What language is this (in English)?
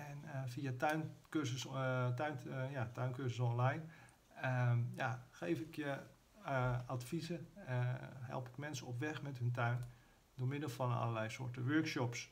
Dutch